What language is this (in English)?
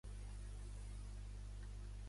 Catalan